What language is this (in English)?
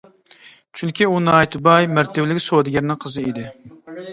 Uyghur